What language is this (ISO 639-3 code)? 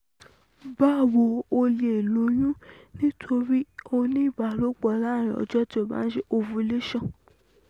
yor